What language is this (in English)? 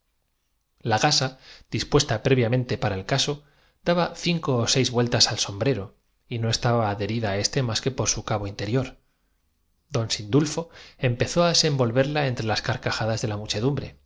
Spanish